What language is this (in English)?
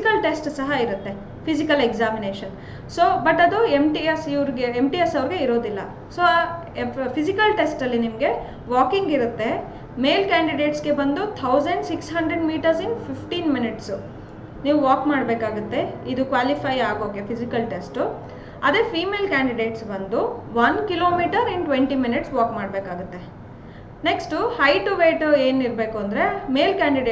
Kannada